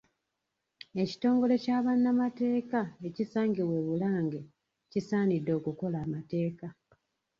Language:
Ganda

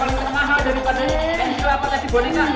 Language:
Indonesian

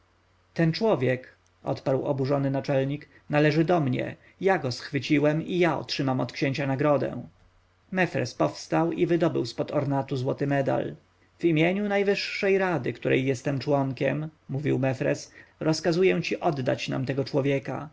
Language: Polish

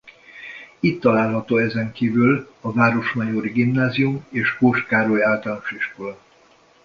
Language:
Hungarian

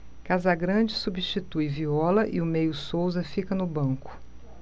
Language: Portuguese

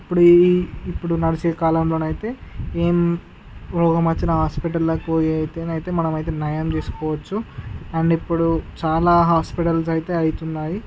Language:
Telugu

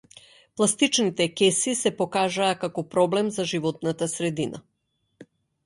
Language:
Macedonian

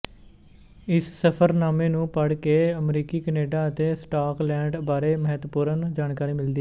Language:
Punjabi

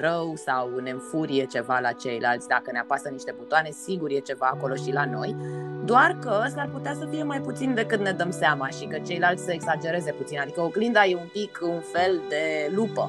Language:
Romanian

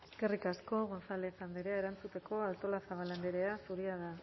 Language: Basque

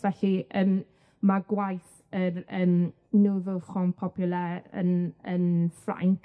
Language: Welsh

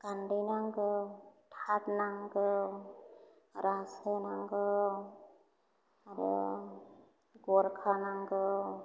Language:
Bodo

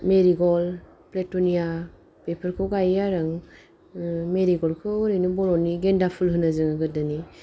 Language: Bodo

